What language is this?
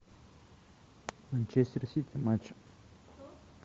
Russian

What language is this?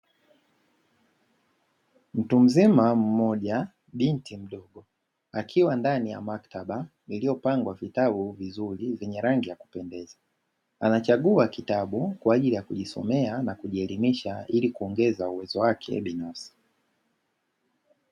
Swahili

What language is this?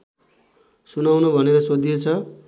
Nepali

